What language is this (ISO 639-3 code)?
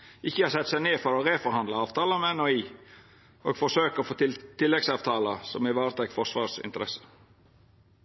nno